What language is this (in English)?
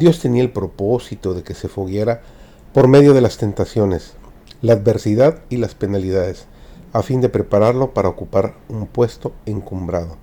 Spanish